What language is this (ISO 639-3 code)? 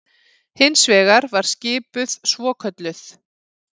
isl